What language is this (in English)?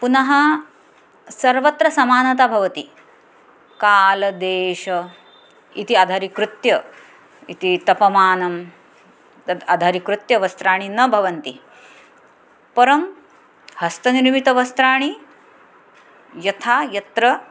Sanskrit